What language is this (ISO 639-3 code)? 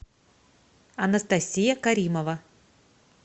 rus